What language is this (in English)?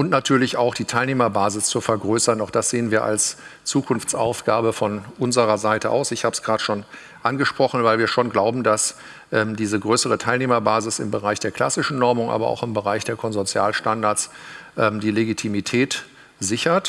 German